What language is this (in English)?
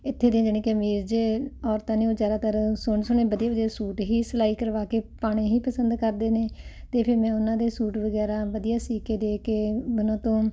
Punjabi